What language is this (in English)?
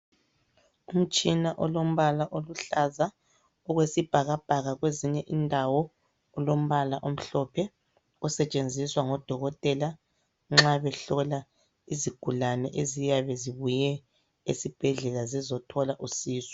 North Ndebele